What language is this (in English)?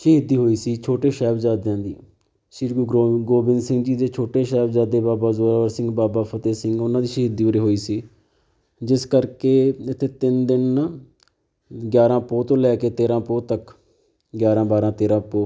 Punjabi